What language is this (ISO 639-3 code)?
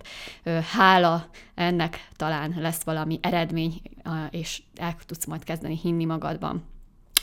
hun